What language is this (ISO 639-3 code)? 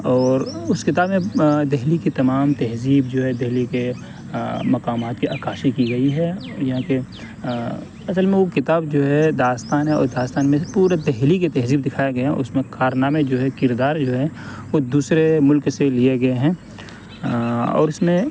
urd